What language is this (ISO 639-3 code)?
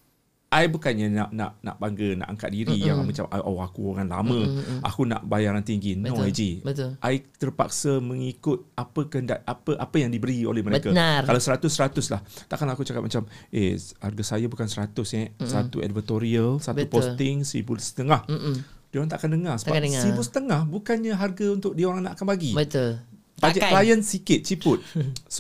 msa